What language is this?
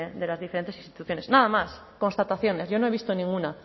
Spanish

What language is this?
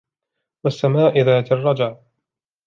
Arabic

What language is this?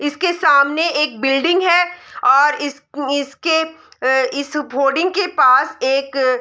Hindi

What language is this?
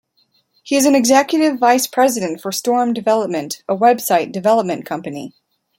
English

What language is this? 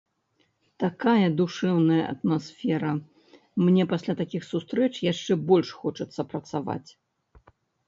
Belarusian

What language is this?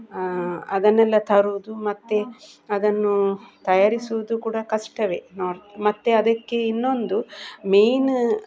Kannada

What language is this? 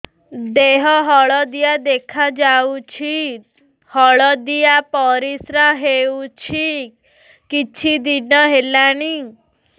Odia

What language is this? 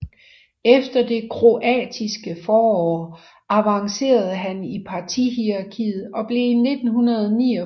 Danish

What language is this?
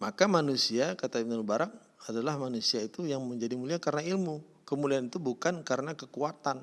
Indonesian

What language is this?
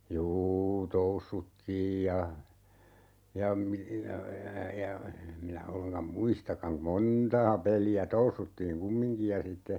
Finnish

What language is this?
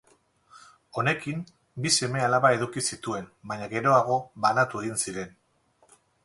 Basque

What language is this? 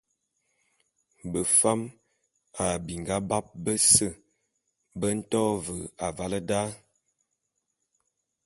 Bulu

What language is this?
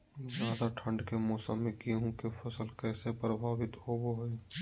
Magahi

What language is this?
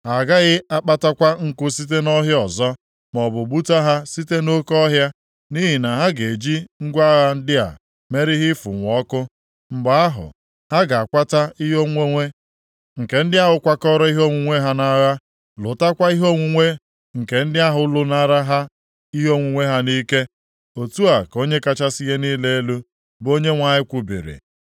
Igbo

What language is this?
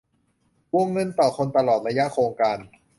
Thai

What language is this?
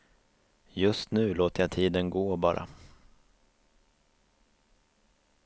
Swedish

